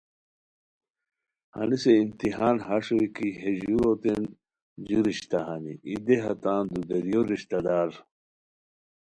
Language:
Khowar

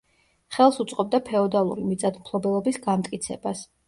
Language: Georgian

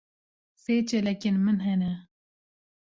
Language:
Kurdish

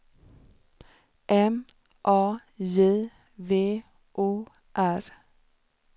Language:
Swedish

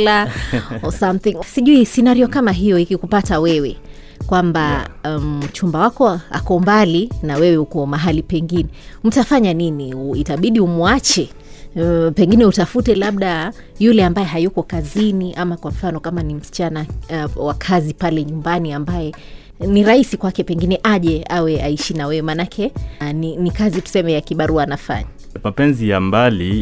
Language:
Swahili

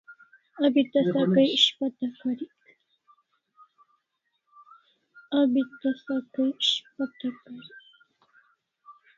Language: Kalasha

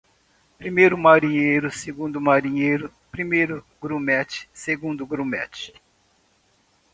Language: Portuguese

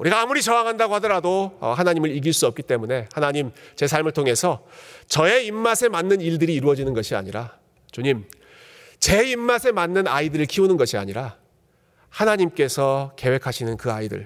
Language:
Korean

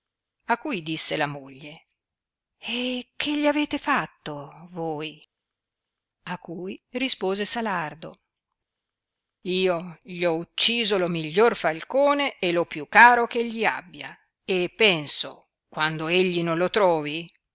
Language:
Italian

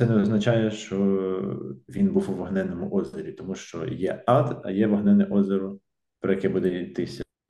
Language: Ukrainian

